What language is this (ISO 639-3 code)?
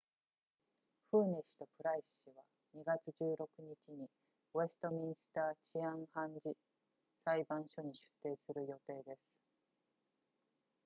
jpn